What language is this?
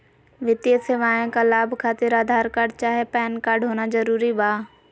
Magahi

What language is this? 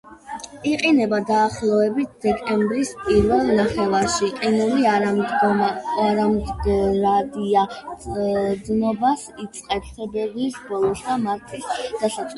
Georgian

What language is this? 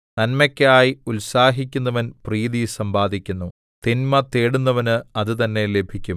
Malayalam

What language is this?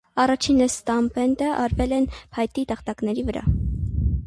Armenian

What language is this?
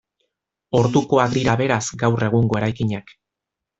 Basque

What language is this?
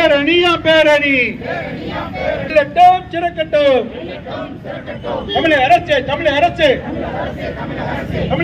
Arabic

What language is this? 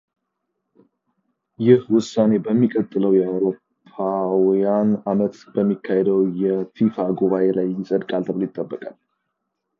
Amharic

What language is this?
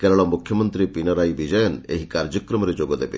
Odia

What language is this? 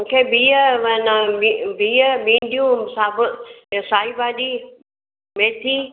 Sindhi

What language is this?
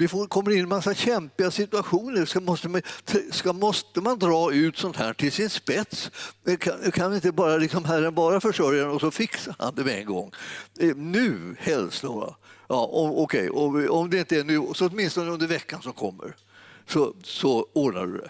Swedish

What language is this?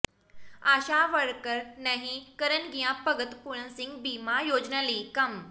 Punjabi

